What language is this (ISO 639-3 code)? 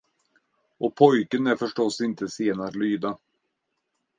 swe